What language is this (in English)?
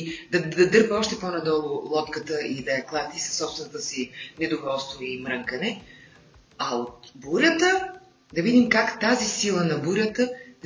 Bulgarian